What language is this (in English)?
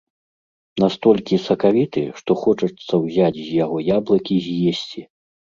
Belarusian